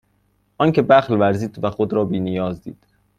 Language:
Persian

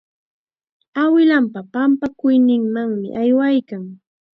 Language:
Chiquián Ancash Quechua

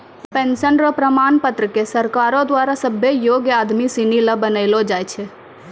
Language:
Maithili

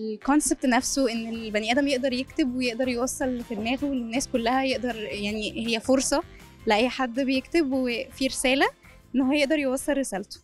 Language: Arabic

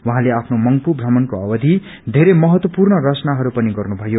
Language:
Nepali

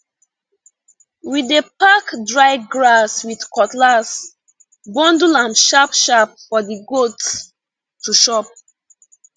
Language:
Nigerian Pidgin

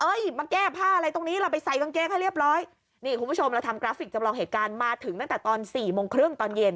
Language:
Thai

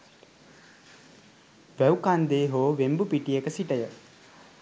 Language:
Sinhala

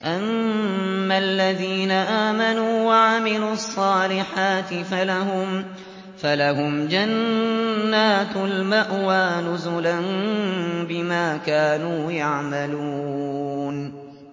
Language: Arabic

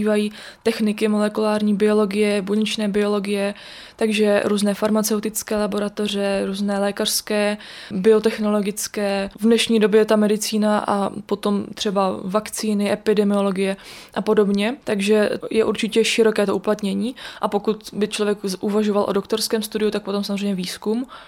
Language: Czech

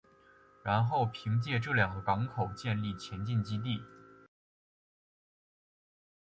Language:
Chinese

